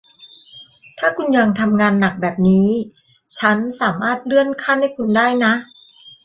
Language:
Thai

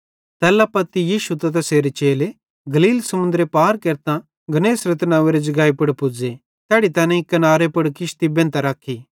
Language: Bhadrawahi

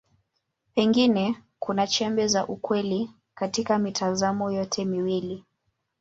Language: Swahili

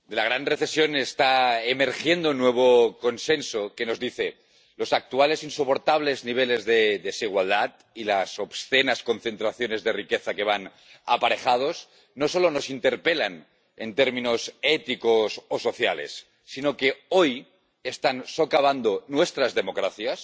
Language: Spanish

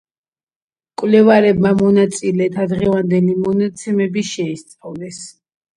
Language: Georgian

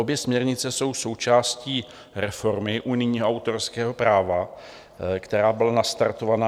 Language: Czech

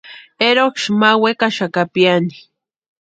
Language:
Western Highland Purepecha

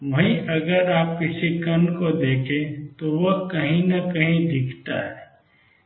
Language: Hindi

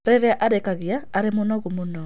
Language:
Kikuyu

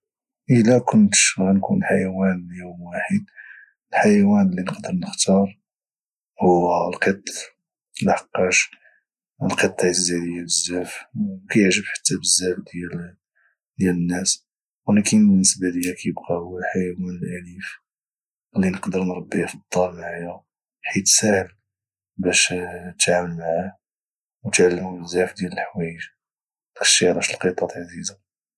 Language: Moroccan Arabic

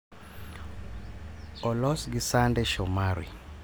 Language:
Luo (Kenya and Tanzania)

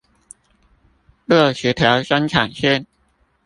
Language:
Chinese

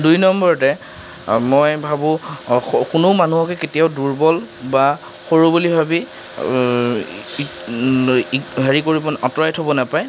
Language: Assamese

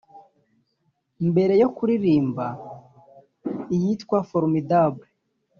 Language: Kinyarwanda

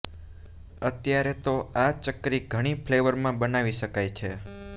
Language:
Gujarati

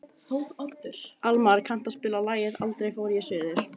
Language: Icelandic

